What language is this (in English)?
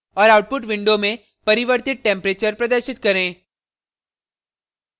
Hindi